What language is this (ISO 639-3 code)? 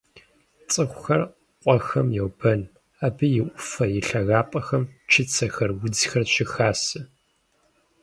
kbd